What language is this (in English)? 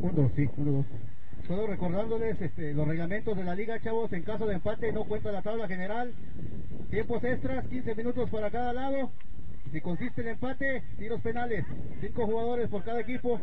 Spanish